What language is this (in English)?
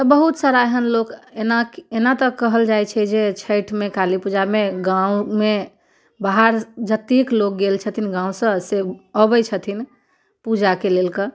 Maithili